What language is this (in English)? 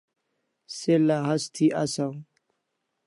Kalasha